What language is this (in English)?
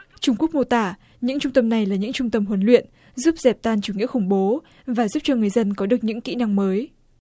Vietnamese